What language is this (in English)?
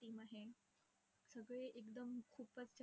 Marathi